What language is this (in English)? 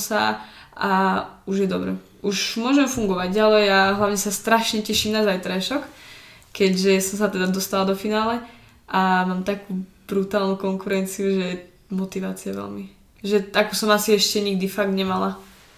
Czech